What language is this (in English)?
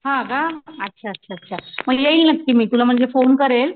Marathi